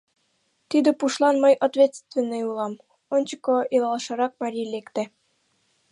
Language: Mari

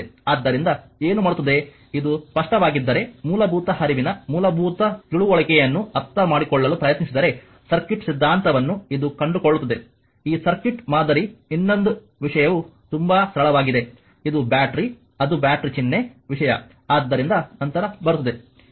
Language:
Kannada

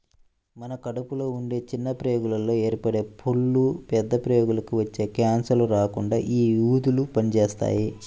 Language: Telugu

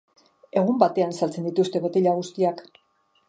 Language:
Basque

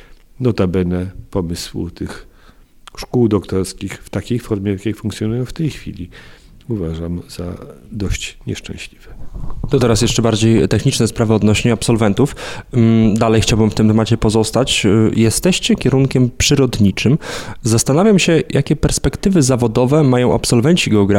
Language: Polish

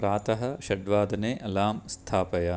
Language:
Sanskrit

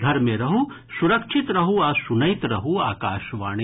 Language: Maithili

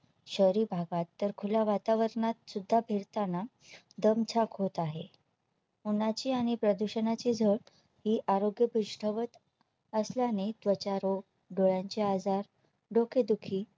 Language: Marathi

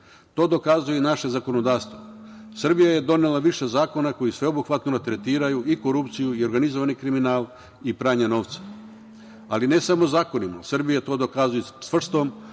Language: Serbian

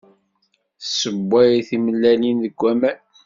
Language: Kabyle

